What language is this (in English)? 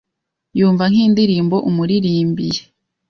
Kinyarwanda